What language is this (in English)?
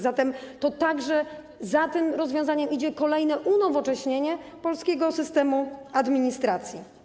Polish